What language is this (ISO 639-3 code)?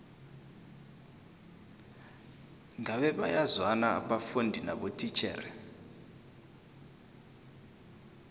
nbl